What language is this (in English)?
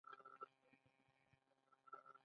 Pashto